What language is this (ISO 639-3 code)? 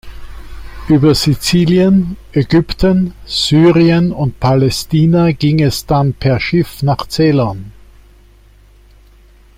deu